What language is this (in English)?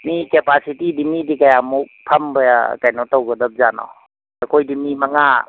Manipuri